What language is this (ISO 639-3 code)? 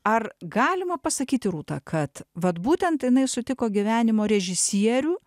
lit